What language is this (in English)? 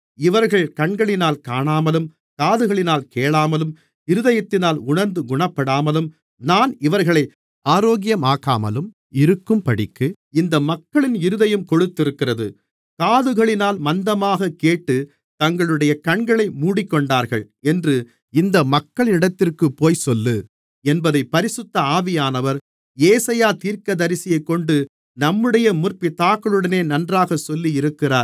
Tamil